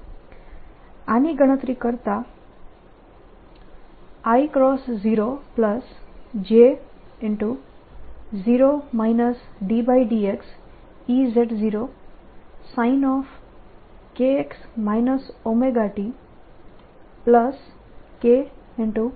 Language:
Gujarati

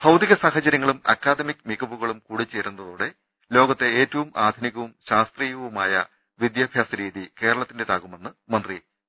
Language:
Malayalam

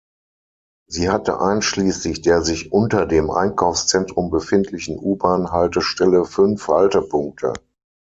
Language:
German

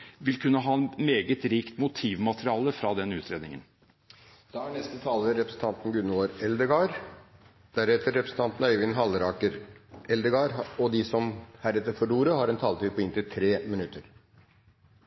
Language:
Norwegian Bokmål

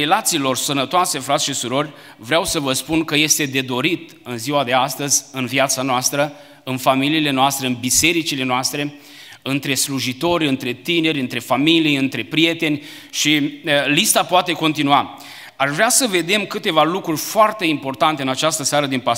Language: Romanian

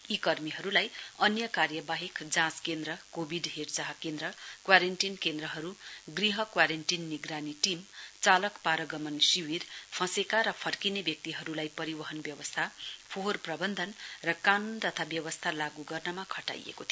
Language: Nepali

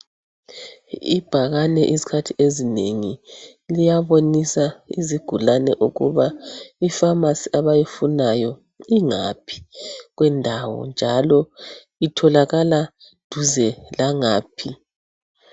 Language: North Ndebele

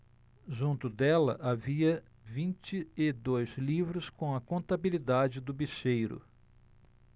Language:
Portuguese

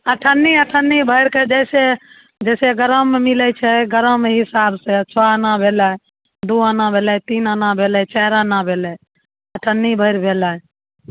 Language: Maithili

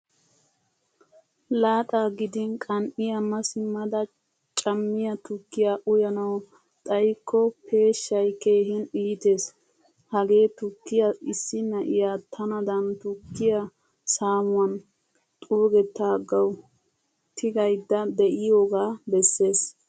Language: Wolaytta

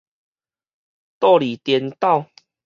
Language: Min Nan Chinese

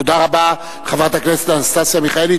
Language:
Hebrew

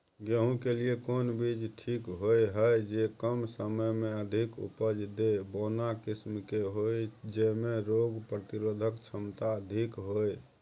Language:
Maithili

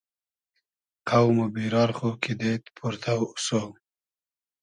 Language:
Hazaragi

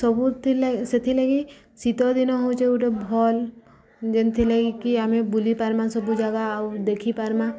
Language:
Odia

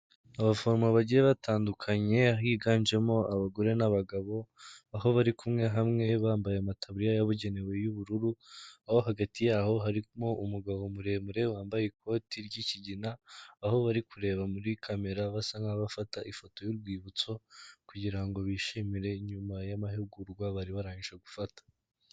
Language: Kinyarwanda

